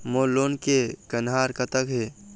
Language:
Chhattisgarhi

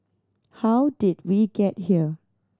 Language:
English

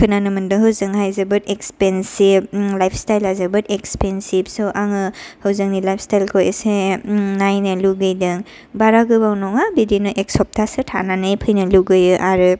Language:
Bodo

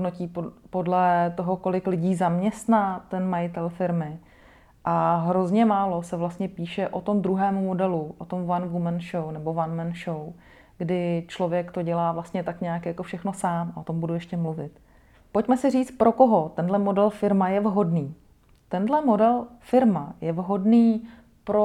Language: Czech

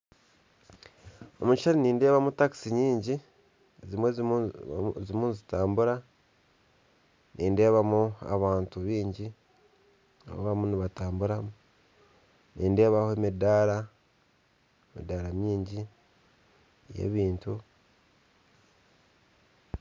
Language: Nyankole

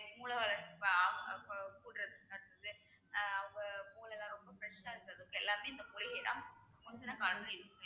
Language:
Tamil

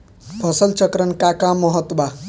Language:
Bhojpuri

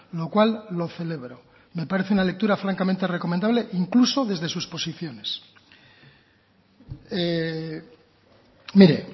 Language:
Spanish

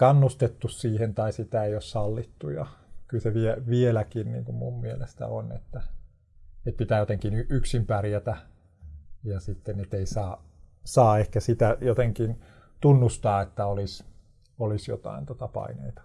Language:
Finnish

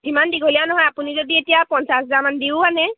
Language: Assamese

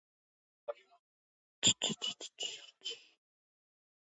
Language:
Georgian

